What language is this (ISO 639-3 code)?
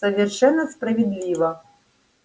rus